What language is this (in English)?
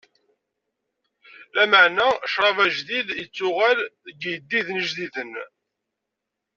Kabyle